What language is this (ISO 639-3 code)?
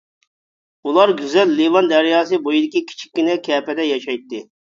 uig